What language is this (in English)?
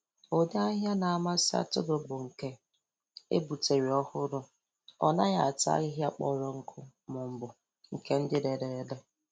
Igbo